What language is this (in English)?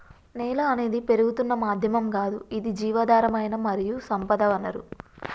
Telugu